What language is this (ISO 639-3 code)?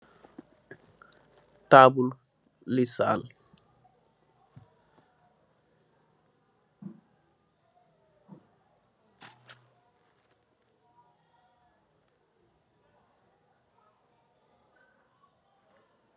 wol